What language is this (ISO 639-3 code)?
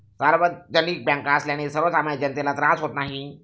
mar